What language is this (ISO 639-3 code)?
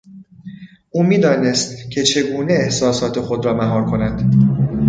fas